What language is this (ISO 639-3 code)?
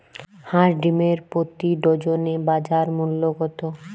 ben